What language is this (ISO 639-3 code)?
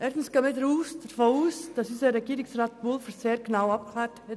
gsw